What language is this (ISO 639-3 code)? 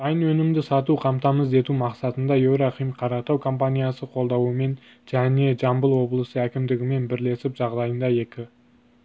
kaz